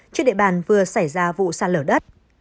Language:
Vietnamese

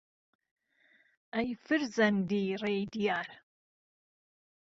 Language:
Central Kurdish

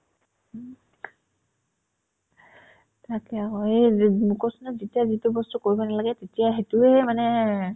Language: Assamese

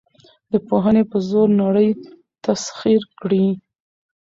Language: Pashto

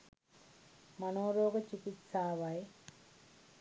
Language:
Sinhala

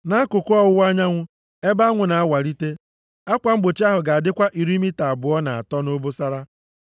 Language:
Igbo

